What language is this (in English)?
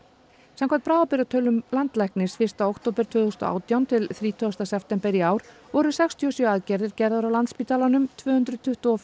Icelandic